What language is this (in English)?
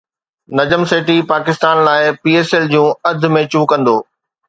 Sindhi